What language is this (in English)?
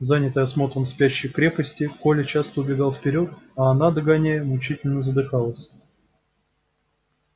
Russian